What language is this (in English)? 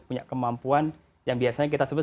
Indonesian